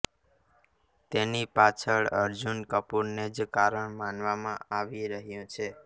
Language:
Gujarati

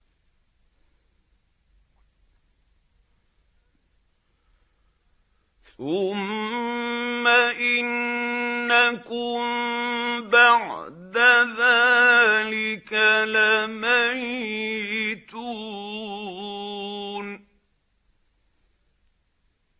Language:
Arabic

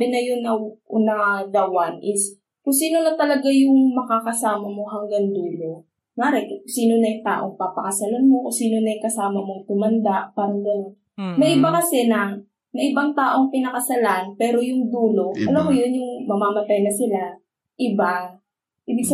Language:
Filipino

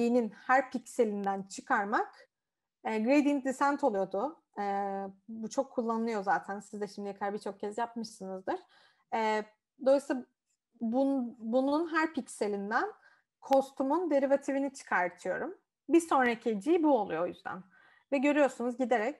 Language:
Turkish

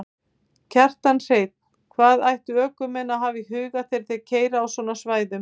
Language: Icelandic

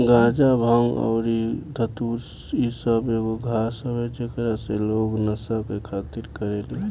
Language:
Bhojpuri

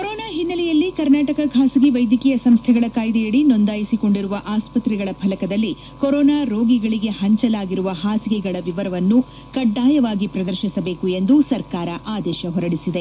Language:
Kannada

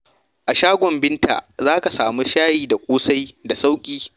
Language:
Hausa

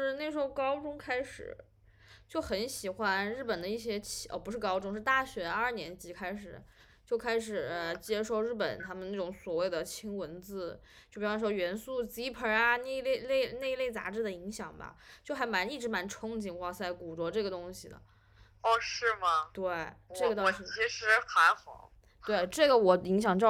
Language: Chinese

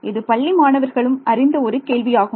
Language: Tamil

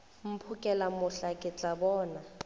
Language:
Northern Sotho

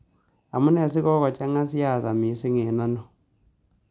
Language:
Kalenjin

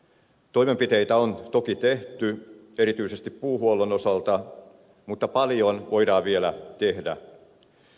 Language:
Finnish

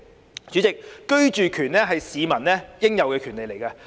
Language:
Cantonese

